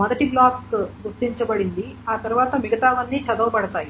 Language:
Telugu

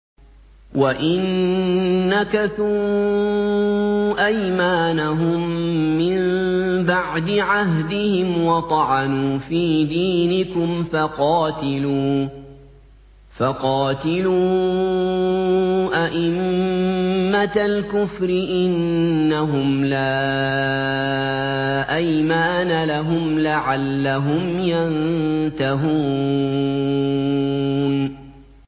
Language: Arabic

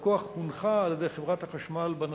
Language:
Hebrew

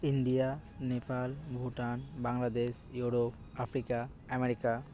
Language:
Santali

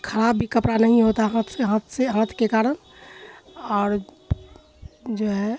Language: Urdu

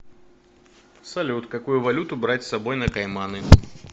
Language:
Russian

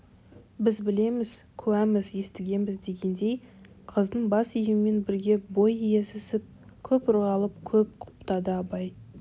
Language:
Kazakh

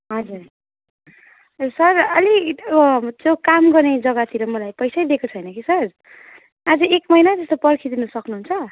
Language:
Nepali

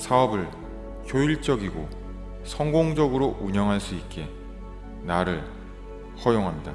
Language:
Korean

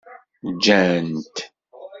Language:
Kabyle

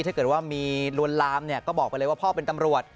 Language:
Thai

